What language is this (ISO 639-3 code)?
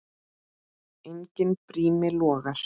isl